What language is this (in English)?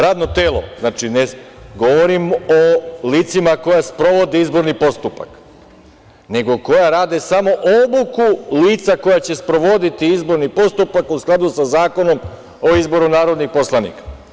Serbian